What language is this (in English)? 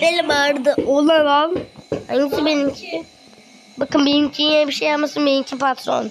Turkish